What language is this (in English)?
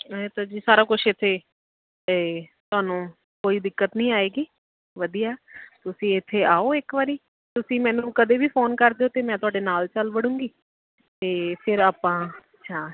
Punjabi